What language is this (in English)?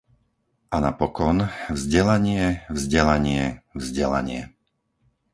Slovak